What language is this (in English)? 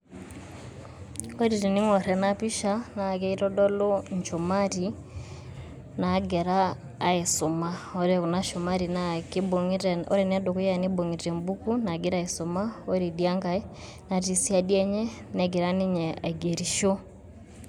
Masai